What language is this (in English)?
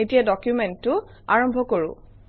Assamese